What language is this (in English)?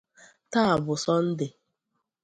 Igbo